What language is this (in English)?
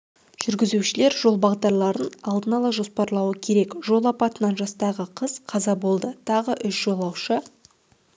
Kazakh